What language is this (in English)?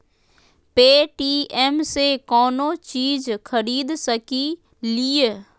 Magahi